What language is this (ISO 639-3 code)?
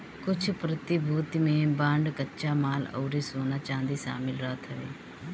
bho